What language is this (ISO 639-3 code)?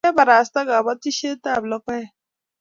kln